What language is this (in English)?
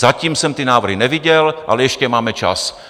Czech